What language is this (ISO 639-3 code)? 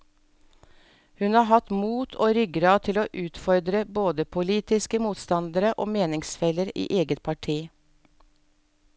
nor